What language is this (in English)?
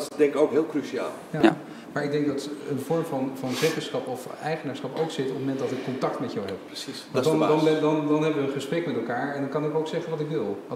Dutch